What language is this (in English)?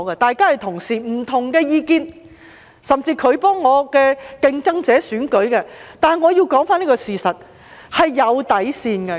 Cantonese